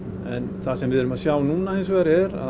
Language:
Icelandic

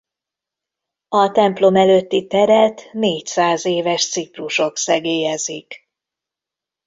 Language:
Hungarian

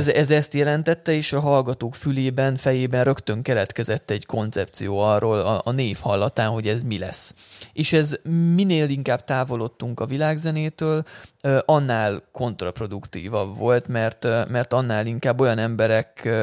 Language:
Hungarian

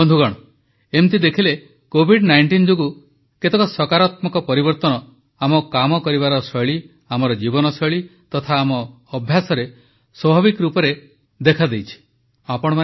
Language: Odia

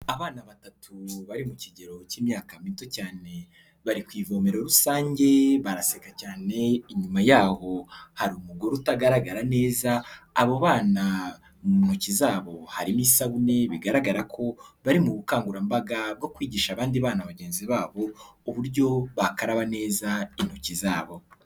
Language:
Kinyarwanda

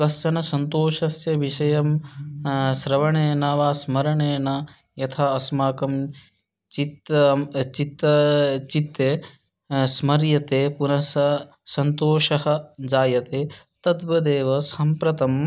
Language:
Sanskrit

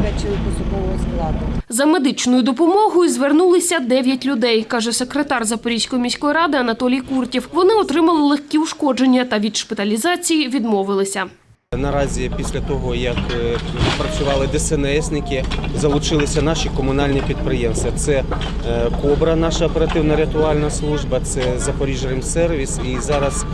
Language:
Ukrainian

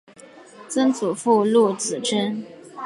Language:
Chinese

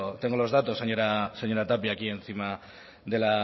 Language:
Spanish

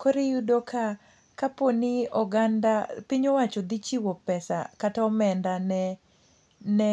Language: Luo (Kenya and Tanzania)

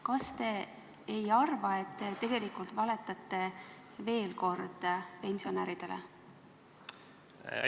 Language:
Estonian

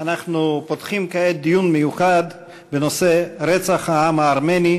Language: Hebrew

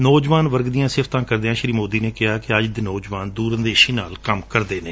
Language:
Punjabi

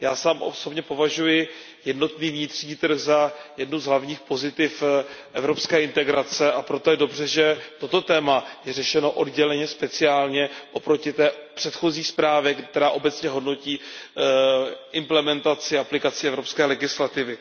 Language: Czech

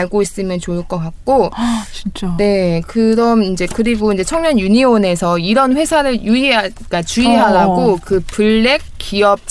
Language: Korean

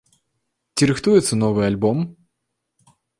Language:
Belarusian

